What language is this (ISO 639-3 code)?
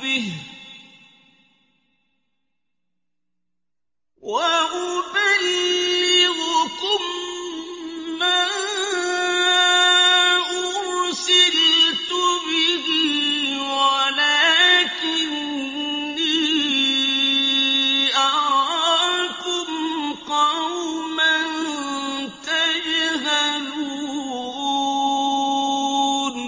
ara